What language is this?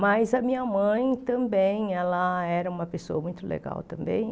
Portuguese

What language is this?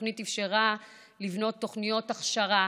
Hebrew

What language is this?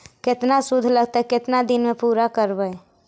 Magahi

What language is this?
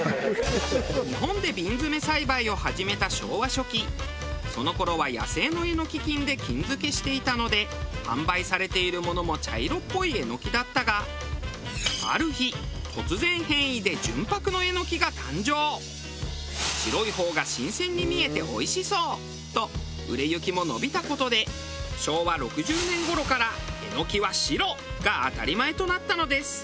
Japanese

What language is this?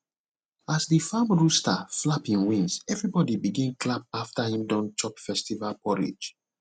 Nigerian Pidgin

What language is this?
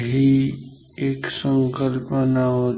Marathi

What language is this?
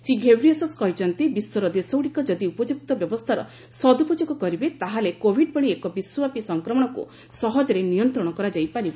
Odia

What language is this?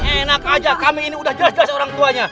Indonesian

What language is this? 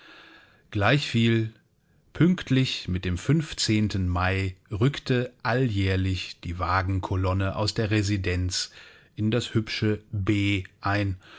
German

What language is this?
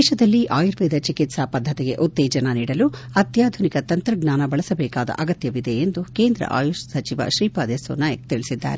Kannada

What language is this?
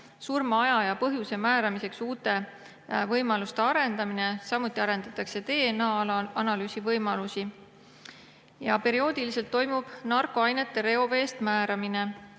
Estonian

